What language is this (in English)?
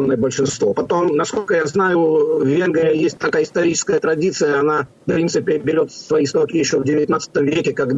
Russian